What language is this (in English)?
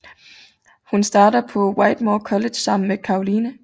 Danish